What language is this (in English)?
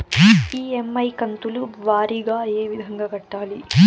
Telugu